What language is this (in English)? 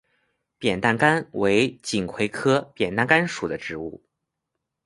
Chinese